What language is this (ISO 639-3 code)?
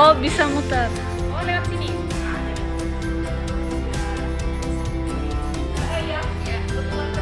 ind